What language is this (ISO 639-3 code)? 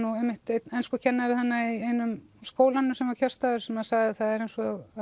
isl